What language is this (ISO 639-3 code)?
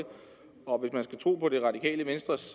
dan